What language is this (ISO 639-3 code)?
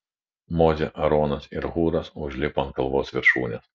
lit